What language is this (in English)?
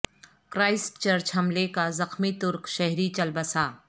Urdu